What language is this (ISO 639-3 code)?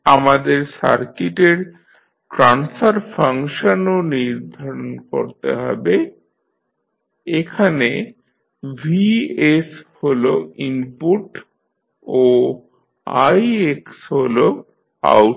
ben